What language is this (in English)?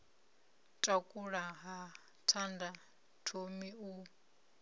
Venda